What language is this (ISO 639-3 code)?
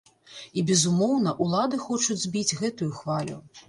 bel